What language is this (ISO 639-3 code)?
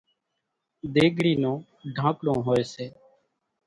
gjk